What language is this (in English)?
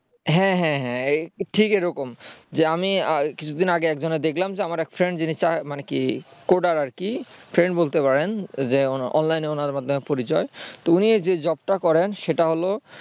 Bangla